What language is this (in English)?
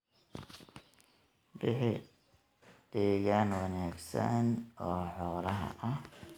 Somali